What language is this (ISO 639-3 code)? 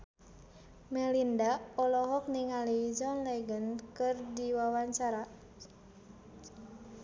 sun